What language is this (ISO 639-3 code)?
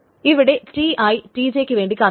mal